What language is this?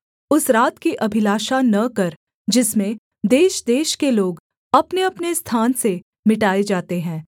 Hindi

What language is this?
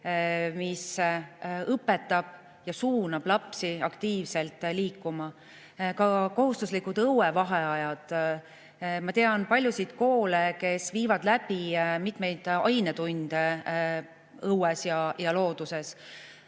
Estonian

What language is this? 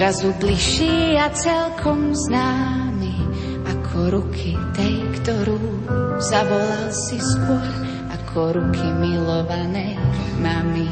Slovak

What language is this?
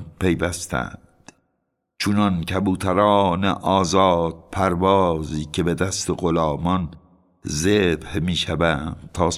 Persian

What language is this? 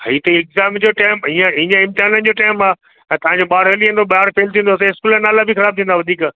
Sindhi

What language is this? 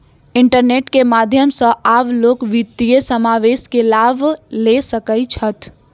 Maithili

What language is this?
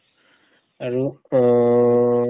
Assamese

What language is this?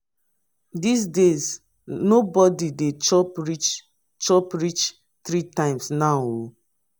Nigerian Pidgin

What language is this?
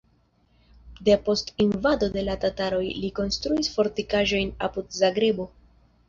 Esperanto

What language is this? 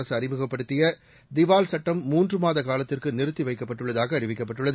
Tamil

